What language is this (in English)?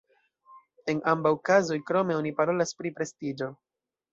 Esperanto